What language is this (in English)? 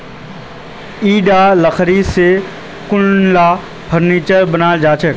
Magahi